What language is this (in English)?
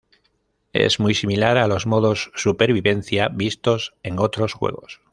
Spanish